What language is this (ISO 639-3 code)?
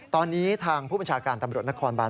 tha